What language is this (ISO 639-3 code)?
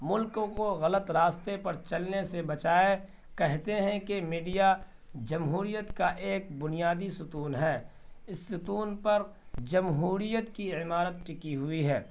urd